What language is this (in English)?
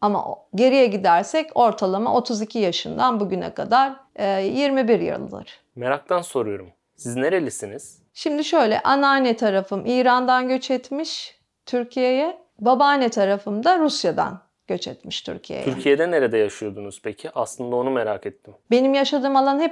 Turkish